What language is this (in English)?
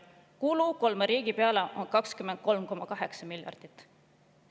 Estonian